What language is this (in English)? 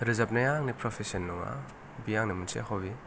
Bodo